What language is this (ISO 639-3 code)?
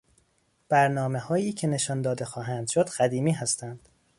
fas